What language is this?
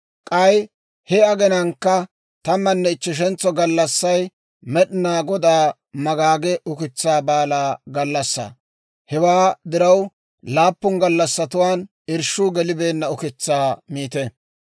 Dawro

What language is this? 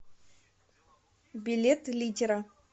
Russian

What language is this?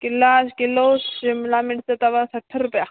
Sindhi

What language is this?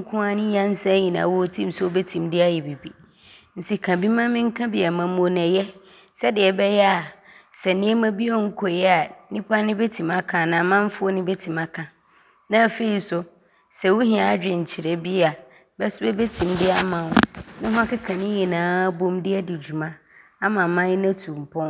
Abron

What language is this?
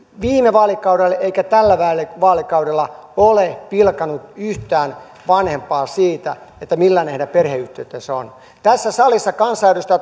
Finnish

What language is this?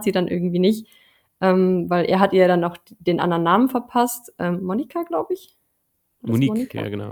German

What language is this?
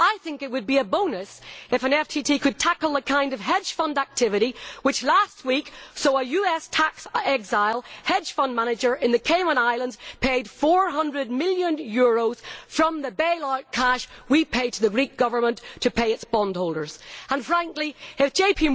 English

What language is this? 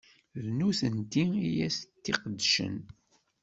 Kabyle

